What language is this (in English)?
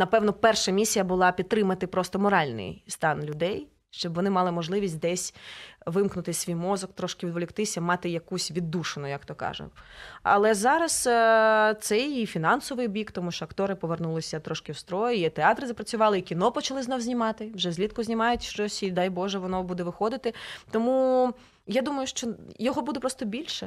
Ukrainian